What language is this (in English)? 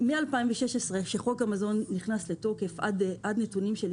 Hebrew